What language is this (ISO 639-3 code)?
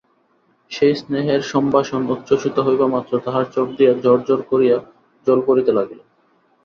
ben